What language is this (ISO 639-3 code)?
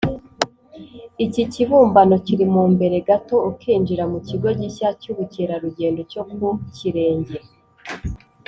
kin